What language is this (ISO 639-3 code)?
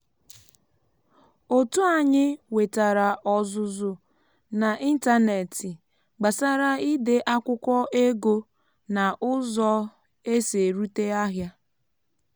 ibo